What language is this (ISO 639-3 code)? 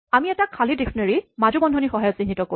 asm